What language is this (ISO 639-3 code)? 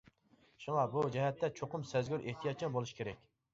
uig